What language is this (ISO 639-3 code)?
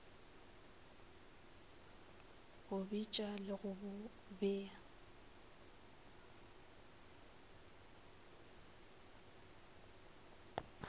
nso